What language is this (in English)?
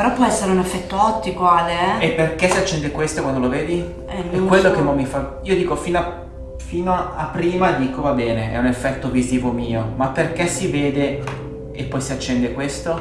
Italian